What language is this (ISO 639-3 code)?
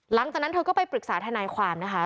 tha